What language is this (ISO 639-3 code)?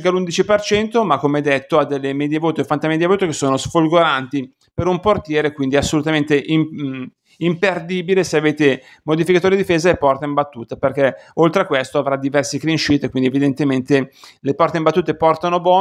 ita